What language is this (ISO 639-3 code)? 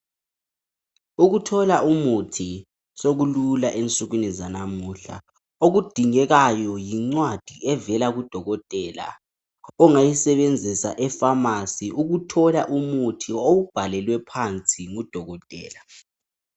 nde